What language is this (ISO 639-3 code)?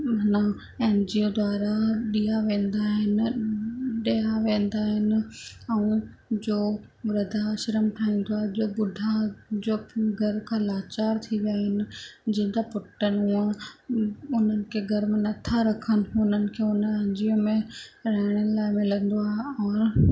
snd